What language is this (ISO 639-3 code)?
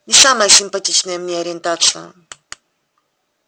rus